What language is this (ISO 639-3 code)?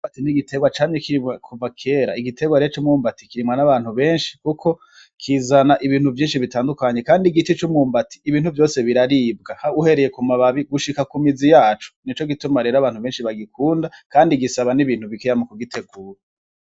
run